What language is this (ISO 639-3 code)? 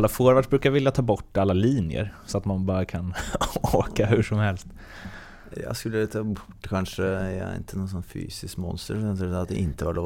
swe